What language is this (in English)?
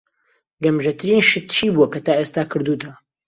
Central Kurdish